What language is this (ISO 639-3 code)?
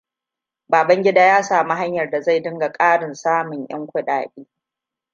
hau